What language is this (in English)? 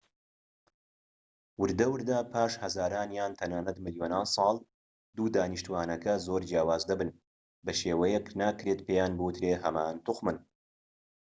Central Kurdish